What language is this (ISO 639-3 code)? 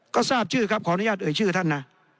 tha